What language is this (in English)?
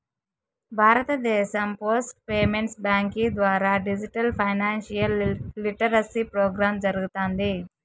Telugu